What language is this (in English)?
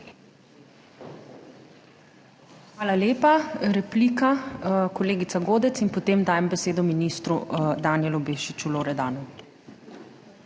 Slovenian